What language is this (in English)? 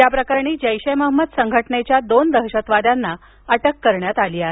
Marathi